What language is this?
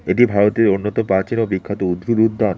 Bangla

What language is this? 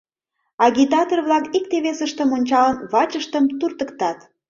Mari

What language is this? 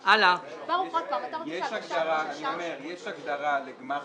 Hebrew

